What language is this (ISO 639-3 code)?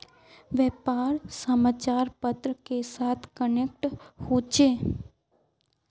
mag